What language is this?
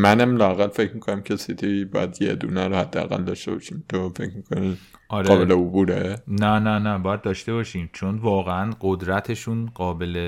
Persian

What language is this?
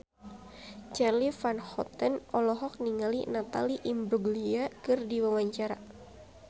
Sundanese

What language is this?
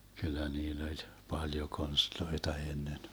Finnish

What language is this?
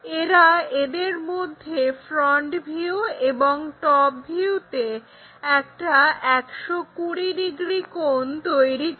Bangla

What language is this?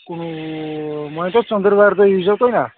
Kashmiri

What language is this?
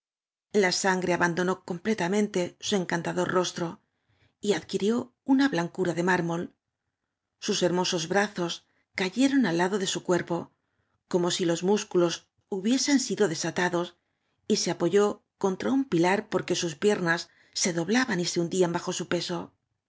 Spanish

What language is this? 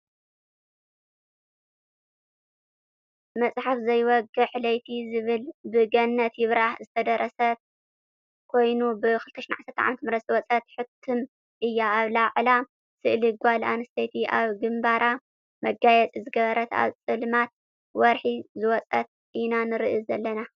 Tigrinya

